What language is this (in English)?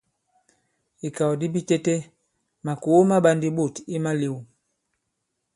Bankon